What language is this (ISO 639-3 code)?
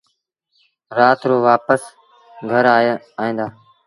sbn